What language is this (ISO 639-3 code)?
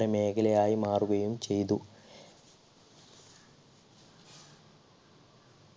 mal